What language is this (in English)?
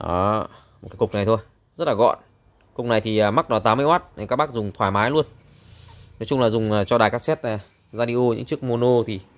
Vietnamese